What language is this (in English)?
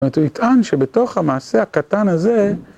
Hebrew